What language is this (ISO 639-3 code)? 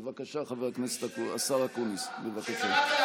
heb